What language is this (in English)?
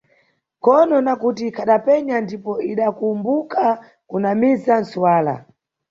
Nyungwe